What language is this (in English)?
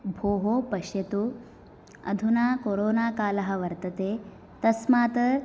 Sanskrit